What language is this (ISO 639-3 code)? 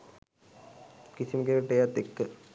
sin